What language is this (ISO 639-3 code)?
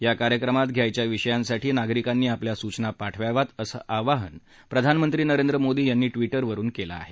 mar